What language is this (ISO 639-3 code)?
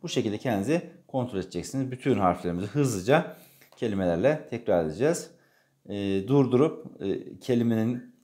tur